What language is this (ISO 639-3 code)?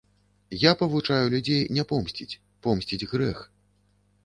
bel